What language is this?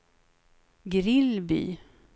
Swedish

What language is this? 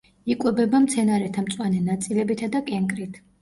Georgian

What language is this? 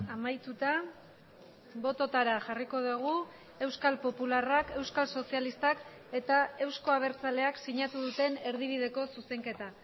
Basque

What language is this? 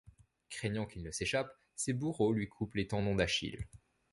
French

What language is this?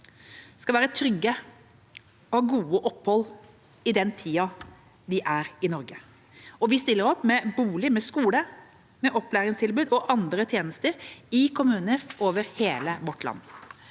Norwegian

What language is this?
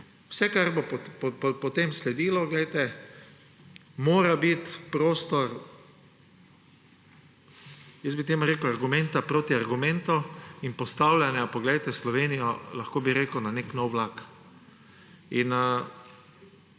Slovenian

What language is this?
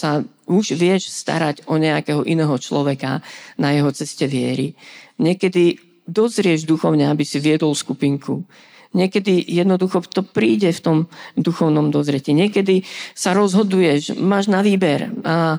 Slovak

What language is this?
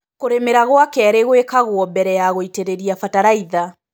Kikuyu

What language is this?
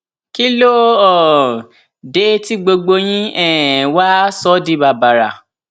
Yoruba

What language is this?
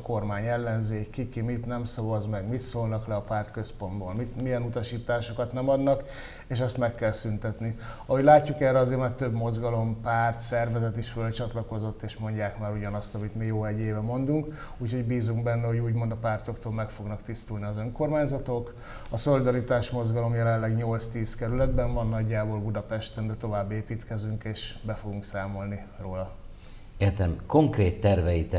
Hungarian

